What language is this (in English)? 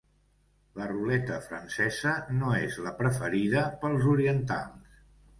Catalan